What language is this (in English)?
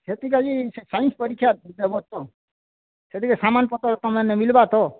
Odia